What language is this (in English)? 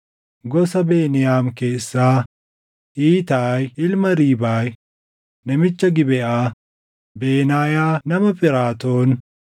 Oromo